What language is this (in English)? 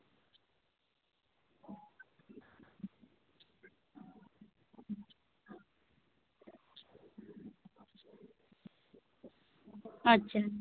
Santali